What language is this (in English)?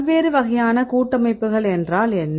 Tamil